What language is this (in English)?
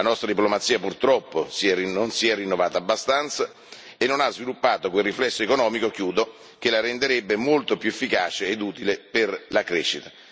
Italian